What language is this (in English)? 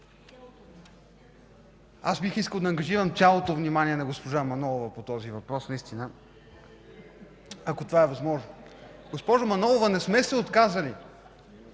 Bulgarian